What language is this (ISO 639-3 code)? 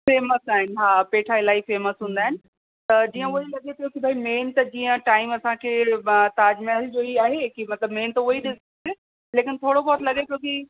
snd